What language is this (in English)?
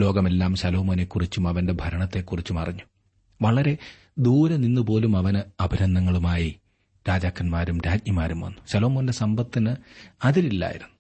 Malayalam